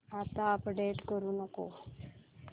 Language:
Marathi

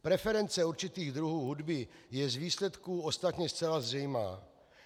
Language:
Czech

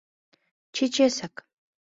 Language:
Mari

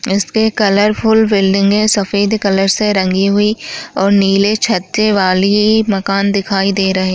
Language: Chhattisgarhi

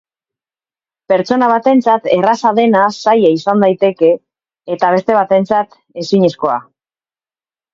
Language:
Basque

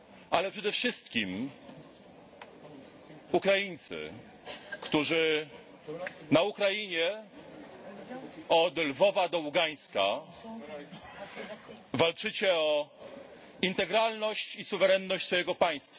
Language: Polish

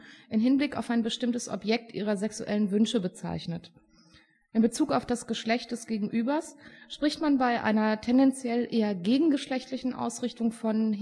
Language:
German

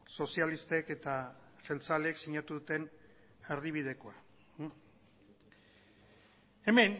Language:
Basque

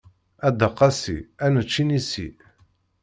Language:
Kabyle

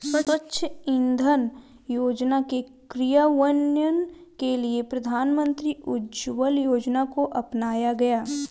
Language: Hindi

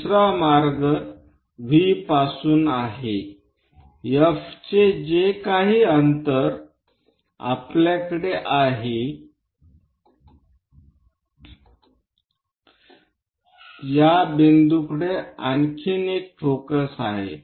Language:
Marathi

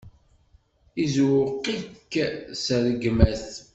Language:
Kabyle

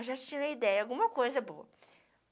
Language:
Portuguese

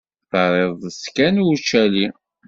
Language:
Kabyle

